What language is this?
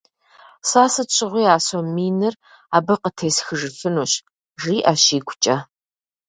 Kabardian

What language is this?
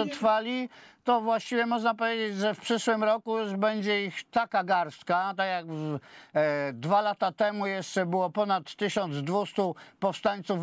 Polish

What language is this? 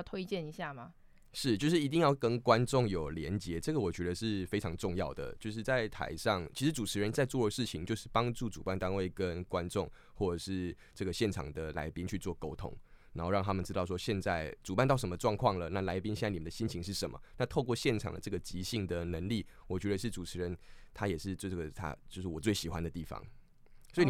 Chinese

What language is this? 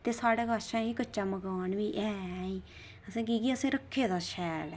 Dogri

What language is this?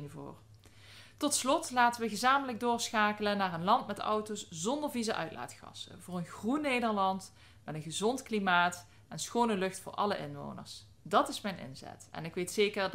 Dutch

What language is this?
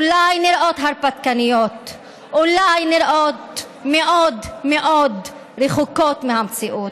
Hebrew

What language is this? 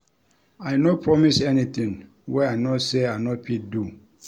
Nigerian Pidgin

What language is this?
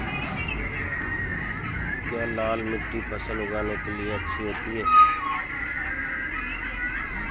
Hindi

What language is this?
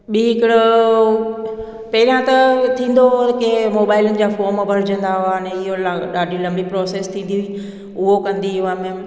Sindhi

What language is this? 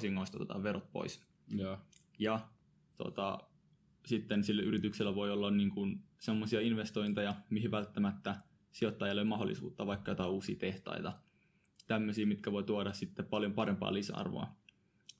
Finnish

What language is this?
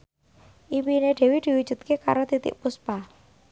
Javanese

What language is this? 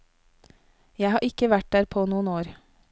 Norwegian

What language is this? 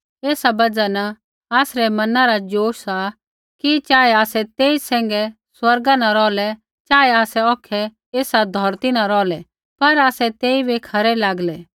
Kullu Pahari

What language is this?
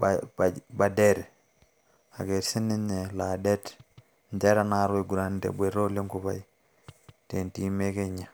Masai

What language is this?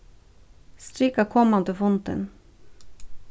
Faroese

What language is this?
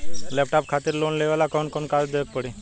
Bhojpuri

